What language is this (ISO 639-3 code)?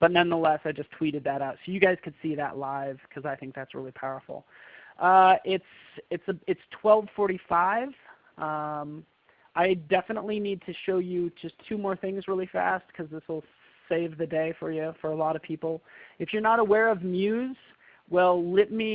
eng